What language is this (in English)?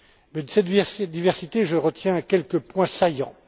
French